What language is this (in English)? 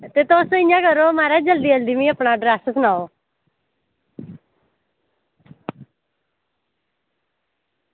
Dogri